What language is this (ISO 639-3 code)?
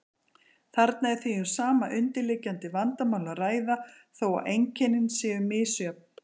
isl